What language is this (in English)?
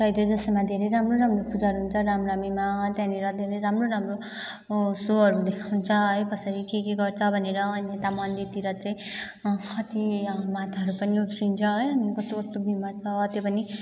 Nepali